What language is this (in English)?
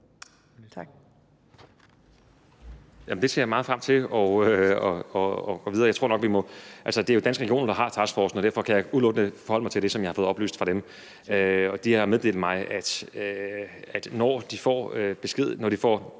Danish